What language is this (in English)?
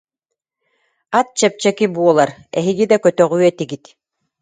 Yakut